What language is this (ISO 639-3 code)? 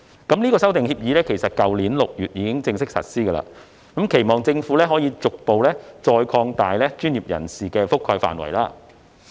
yue